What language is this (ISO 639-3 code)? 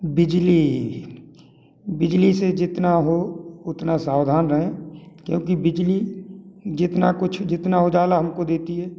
hin